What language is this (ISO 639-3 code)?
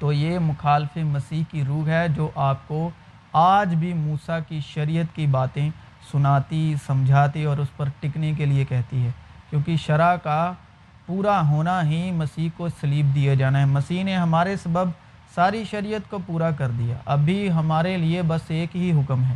urd